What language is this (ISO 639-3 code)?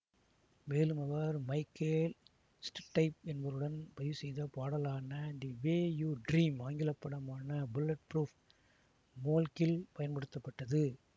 tam